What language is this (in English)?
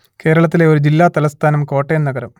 Malayalam